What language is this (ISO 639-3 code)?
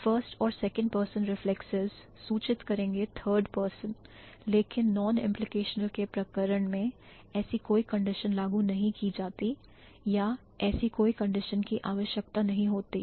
hin